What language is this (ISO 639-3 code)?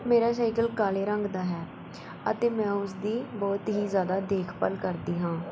pan